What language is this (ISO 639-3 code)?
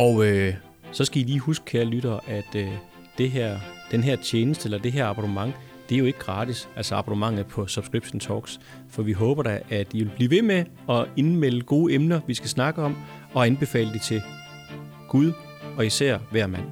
dan